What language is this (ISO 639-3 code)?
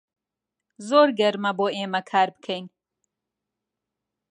ckb